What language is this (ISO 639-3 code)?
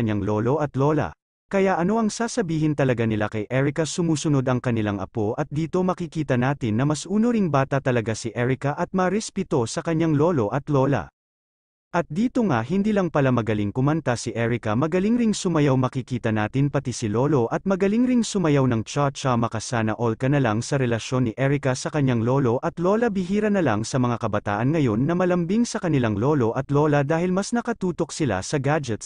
fil